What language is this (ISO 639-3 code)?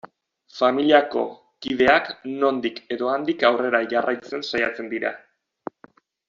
eus